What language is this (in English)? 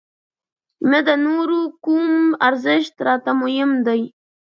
Pashto